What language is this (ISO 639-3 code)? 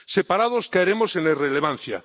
spa